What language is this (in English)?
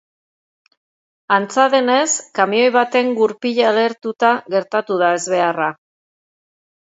Basque